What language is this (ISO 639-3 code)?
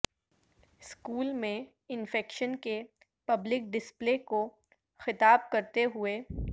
urd